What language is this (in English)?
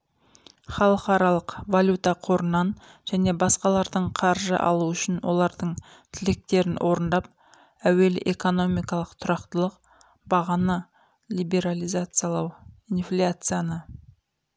Kazakh